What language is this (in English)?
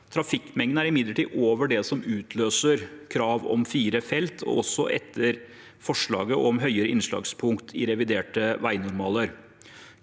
Norwegian